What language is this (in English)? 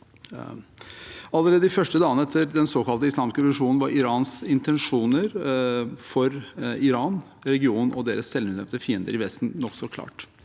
Norwegian